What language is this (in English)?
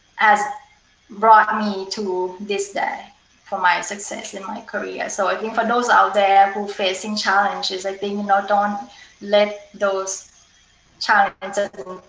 English